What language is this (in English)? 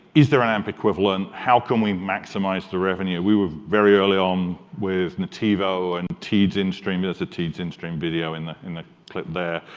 English